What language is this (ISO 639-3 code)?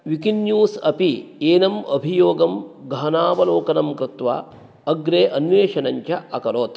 san